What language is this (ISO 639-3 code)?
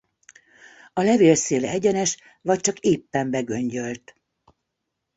hun